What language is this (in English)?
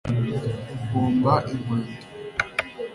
Kinyarwanda